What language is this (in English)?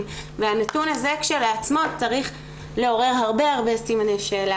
Hebrew